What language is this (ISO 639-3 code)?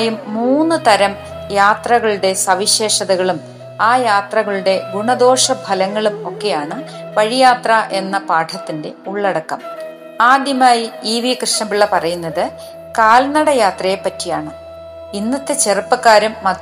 mal